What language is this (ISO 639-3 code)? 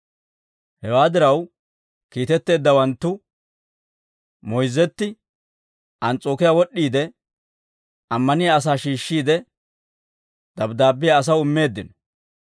dwr